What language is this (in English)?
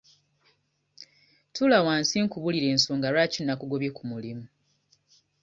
Ganda